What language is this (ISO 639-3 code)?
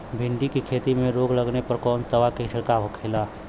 bho